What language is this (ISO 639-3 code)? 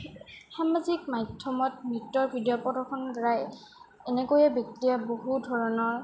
asm